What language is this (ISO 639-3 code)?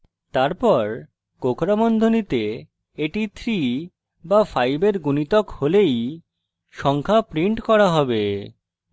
ben